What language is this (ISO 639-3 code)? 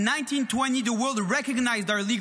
heb